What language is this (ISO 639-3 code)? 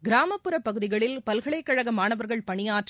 tam